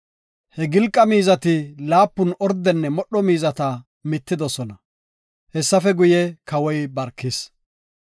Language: Gofa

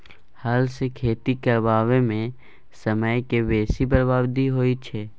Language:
Maithili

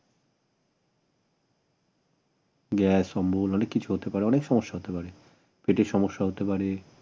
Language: Bangla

